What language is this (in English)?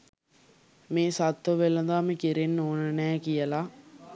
Sinhala